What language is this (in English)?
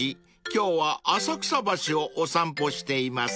Japanese